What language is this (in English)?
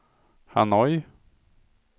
Swedish